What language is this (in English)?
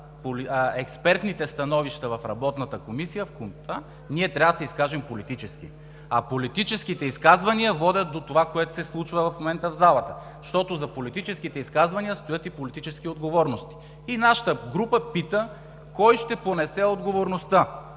Bulgarian